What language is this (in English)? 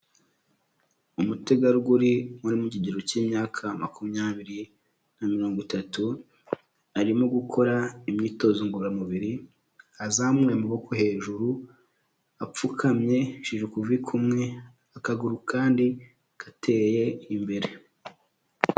Kinyarwanda